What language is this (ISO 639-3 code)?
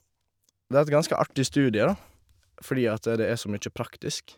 nor